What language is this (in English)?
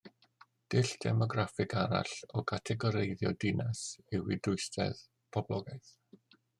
Welsh